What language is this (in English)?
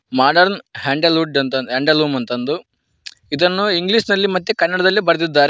Kannada